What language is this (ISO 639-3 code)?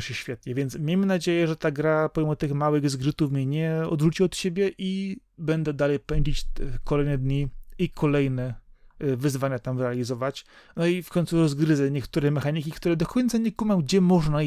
pol